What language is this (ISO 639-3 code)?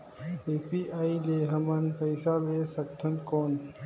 hne